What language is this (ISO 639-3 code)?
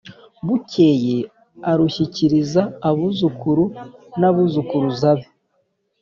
kin